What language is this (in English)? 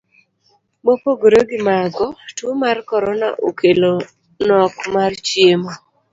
Luo (Kenya and Tanzania)